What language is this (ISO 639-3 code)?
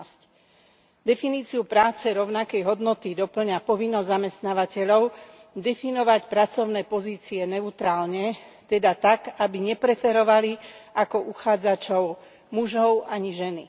slk